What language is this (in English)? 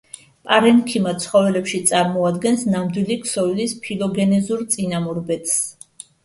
Georgian